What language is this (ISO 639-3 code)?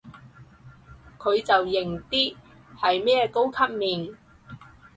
yue